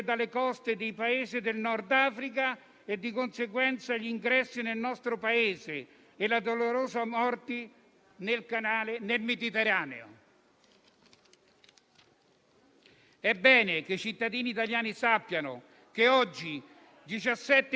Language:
Italian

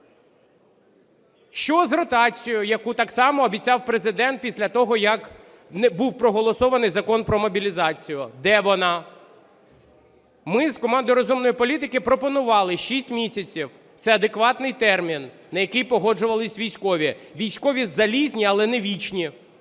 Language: Ukrainian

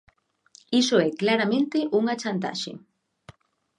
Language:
Galician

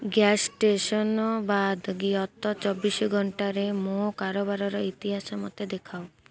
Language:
Odia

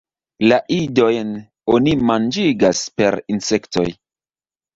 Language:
Esperanto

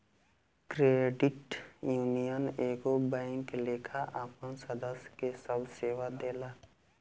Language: Bhojpuri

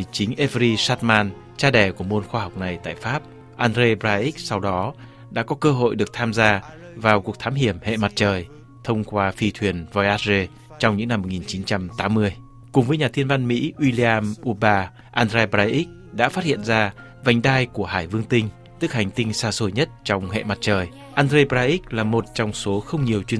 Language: Vietnamese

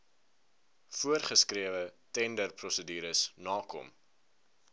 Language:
Afrikaans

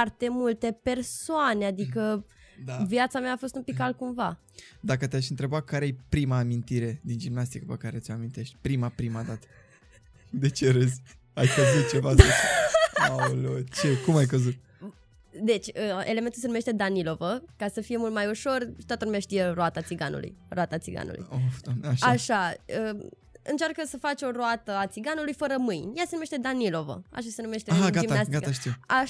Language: Romanian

